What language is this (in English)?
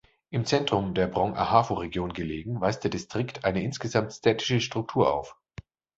German